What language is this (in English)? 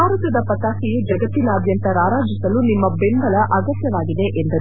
Kannada